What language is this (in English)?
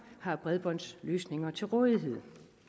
Danish